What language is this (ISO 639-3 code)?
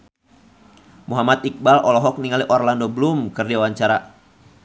sun